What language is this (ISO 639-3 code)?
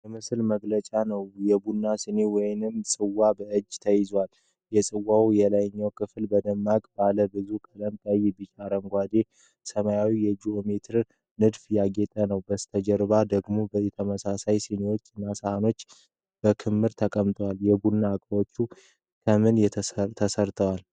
amh